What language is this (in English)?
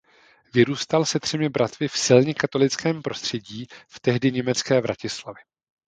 Czech